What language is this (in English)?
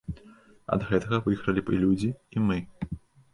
Belarusian